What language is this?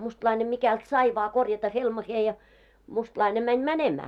Finnish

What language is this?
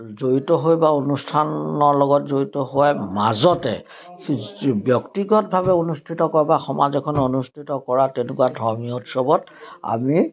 Assamese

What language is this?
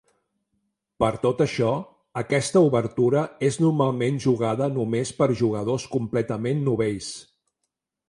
Catalan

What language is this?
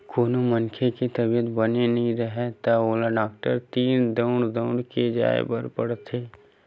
Chhattisgarhi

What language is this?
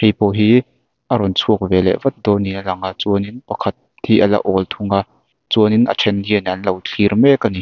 Mizo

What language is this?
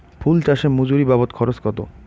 Bangla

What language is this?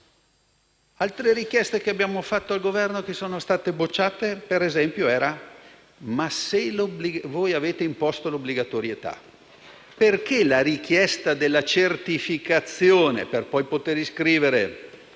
Italian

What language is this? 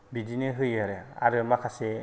Bodo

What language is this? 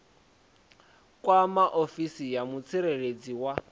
Venda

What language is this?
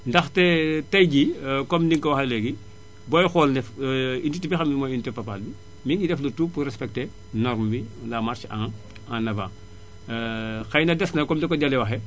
Wolof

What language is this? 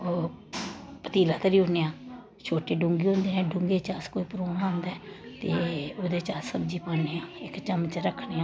Dogri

